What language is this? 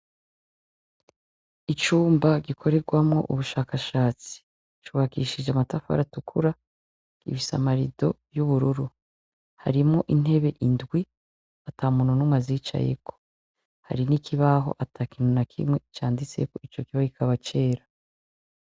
Rundi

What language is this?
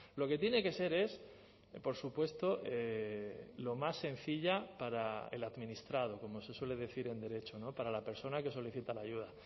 Spanish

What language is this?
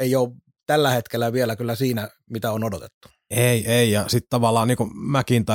Finnish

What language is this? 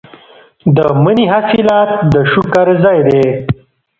Pashto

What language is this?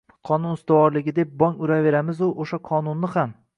Uzbek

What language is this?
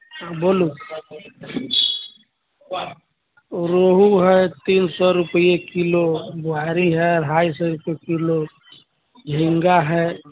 Maithili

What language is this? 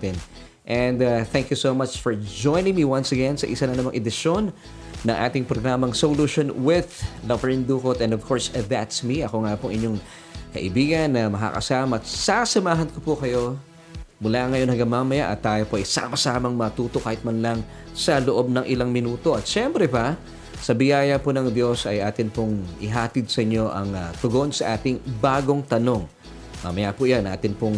Filipino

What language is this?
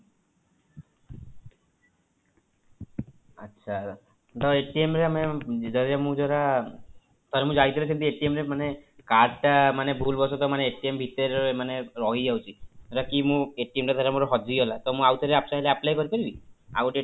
Odia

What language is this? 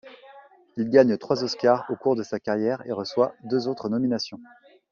French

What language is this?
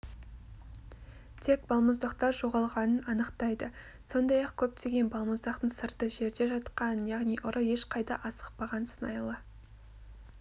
Kazakh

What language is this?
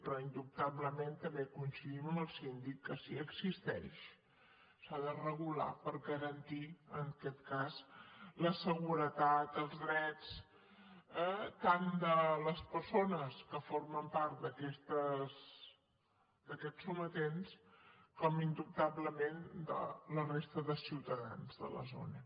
Catalan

